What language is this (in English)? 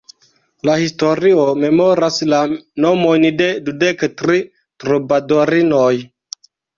Esperanto